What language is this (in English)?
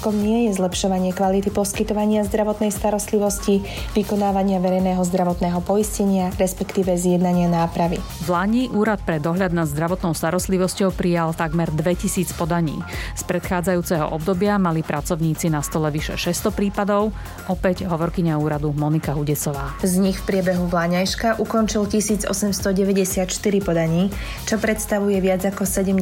Slovak